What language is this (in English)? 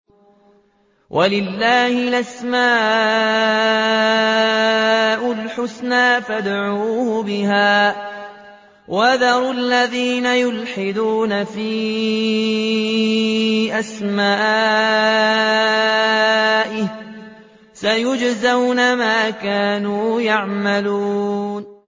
Arabic